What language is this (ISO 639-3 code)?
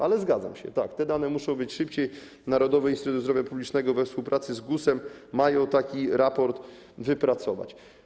pol